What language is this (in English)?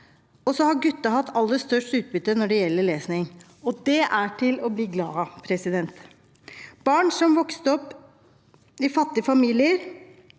Norwegian